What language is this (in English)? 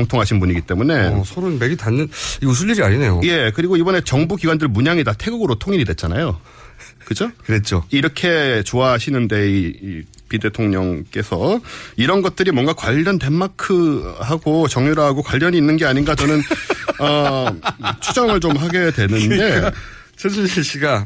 Korean